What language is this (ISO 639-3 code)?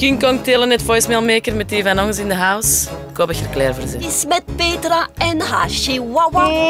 nld